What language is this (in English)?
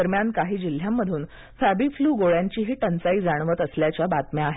Marathi